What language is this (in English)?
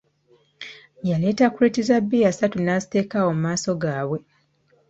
Ganda